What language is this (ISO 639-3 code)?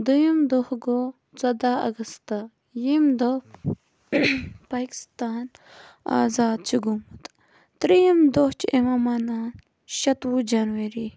kas